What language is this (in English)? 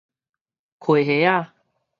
Min Nan Chinese